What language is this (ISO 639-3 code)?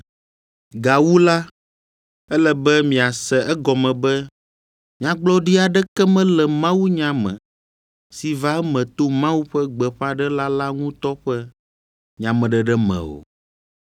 ewe